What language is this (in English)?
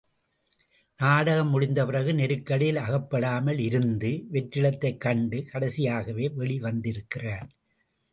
Tamil